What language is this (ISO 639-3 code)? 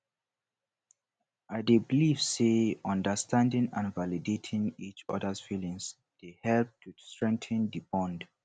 pcm